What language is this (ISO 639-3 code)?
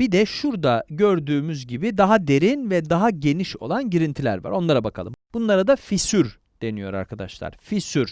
tur